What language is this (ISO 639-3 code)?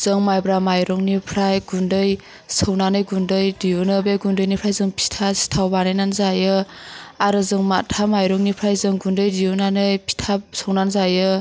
brx